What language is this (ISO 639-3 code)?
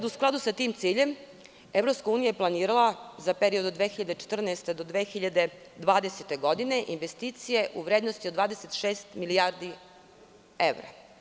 srp